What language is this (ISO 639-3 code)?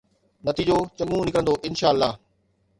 snd